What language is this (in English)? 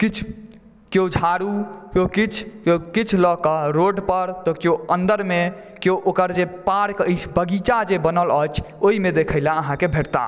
Maithili